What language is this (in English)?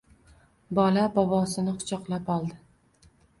Uzbek